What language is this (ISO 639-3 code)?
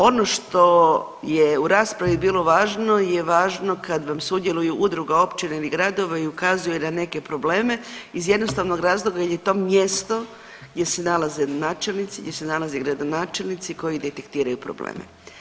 hrv